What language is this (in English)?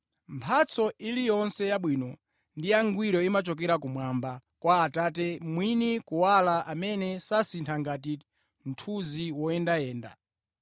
Nyanja